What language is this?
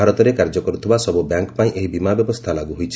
Odia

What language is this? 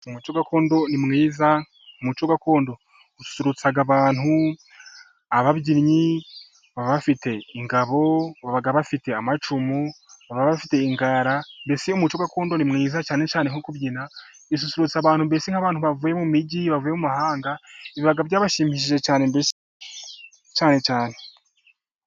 Kinyarwanda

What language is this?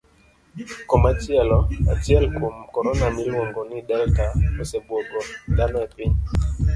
Luo (Kenya and Tanzania)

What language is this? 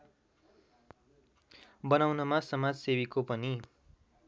Nepali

